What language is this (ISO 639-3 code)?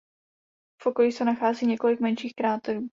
ces